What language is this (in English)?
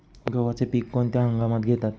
Marathi